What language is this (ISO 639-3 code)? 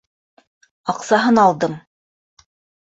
bak